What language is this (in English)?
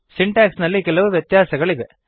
Kannada